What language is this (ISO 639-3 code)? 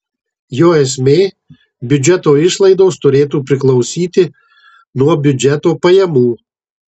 lit